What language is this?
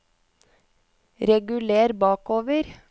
Norwegian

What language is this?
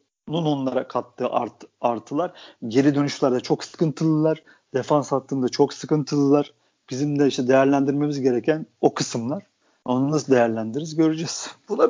Turkish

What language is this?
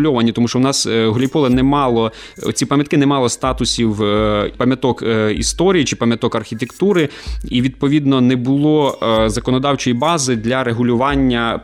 Ukrainian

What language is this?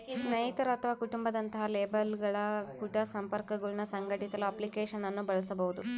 Kannada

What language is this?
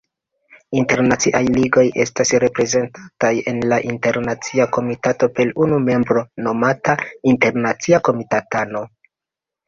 Esperanto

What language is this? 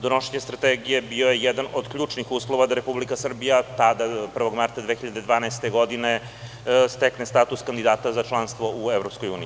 Serbian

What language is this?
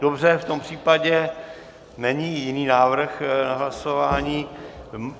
Czech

